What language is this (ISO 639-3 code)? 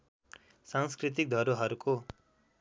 nep